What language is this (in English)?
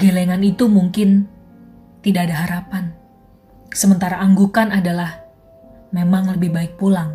Indonesian